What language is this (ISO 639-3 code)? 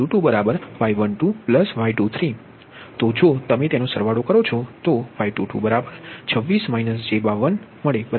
guj